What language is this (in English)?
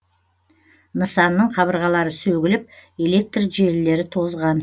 Kazakh